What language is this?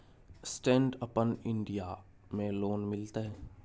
Maithili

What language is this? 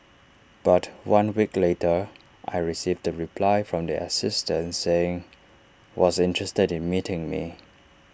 English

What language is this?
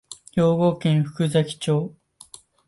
Japanese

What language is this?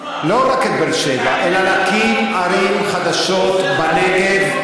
Hebrew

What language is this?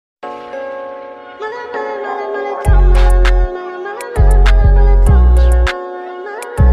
Indonesian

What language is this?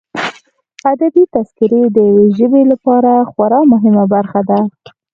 Pashto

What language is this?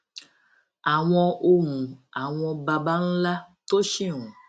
Yoruba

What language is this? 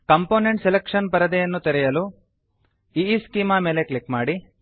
Kannada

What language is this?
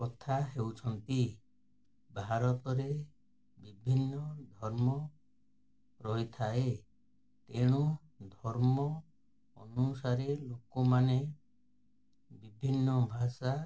Odia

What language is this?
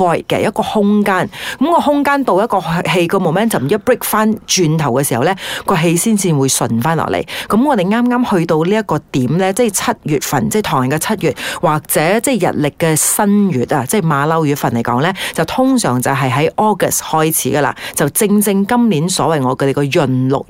Chinese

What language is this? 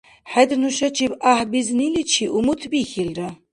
Dargwa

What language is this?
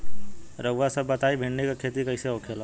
Bhojpuri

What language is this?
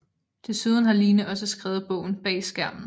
Danish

